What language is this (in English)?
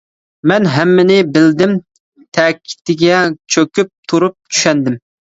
Uyghur